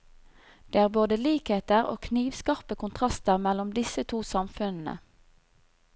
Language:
Norwegian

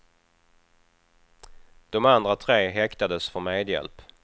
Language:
Swedish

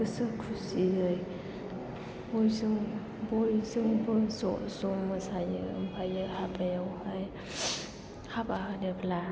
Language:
Bodo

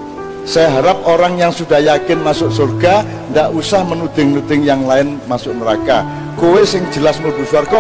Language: Indonesian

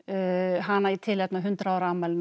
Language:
Icelandic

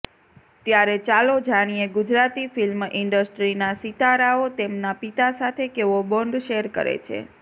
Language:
Gujarati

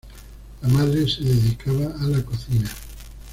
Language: Spanish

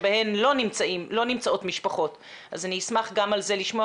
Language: Hebrew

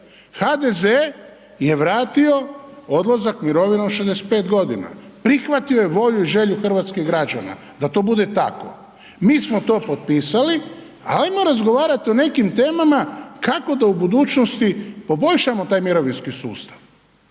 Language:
Croatian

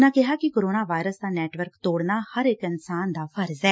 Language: Punjabi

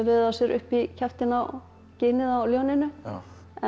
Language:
Icelandic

